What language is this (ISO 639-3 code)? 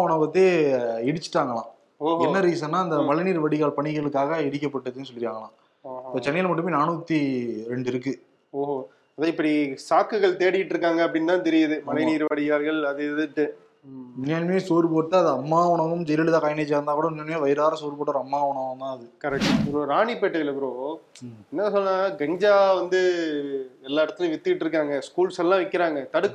tam